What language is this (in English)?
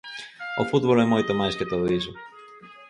Galician